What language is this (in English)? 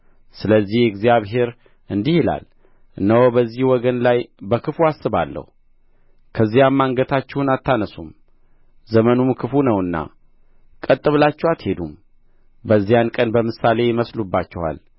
Amharic